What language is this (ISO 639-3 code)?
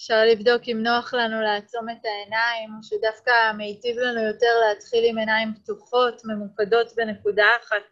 heb